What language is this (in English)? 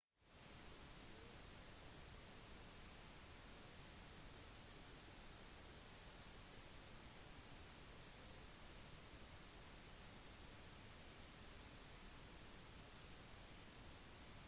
Norwegian Bokmål